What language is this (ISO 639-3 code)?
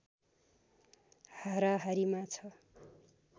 nep